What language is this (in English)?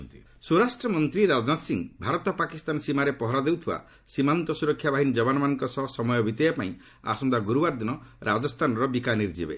Odia